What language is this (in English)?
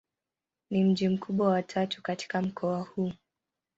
Swahili